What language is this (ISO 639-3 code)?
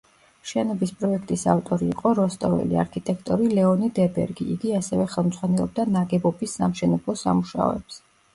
kat